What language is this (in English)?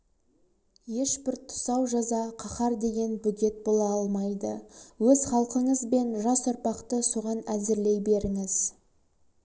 Kazakh